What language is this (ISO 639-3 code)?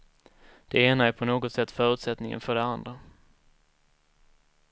swe